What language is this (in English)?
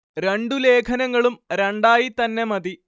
Malayalam